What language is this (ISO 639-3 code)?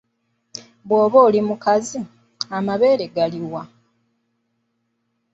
lug